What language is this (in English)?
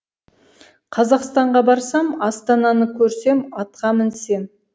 Kazakh